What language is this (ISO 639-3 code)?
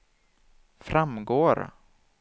swe